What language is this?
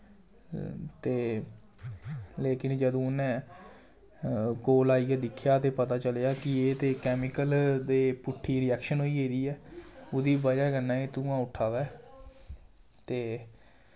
Dogri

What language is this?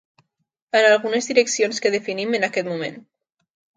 Catalan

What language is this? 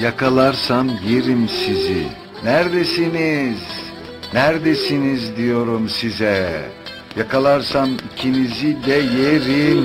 Turkish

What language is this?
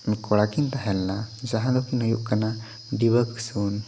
Santali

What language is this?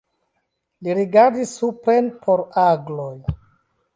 Esperanto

